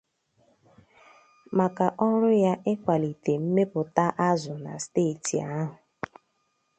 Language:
Igbo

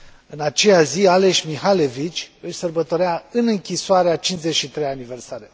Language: Romanian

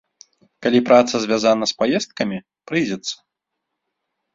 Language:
Belarusian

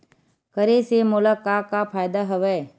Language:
Chhattisgarhi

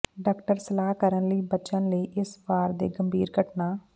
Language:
Punjabi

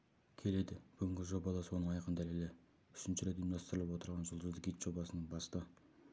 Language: Kazakh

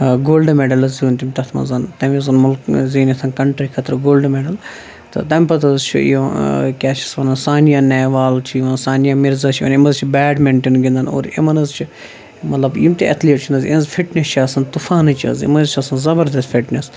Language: Kashmiri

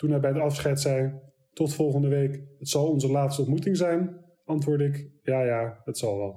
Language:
Dutch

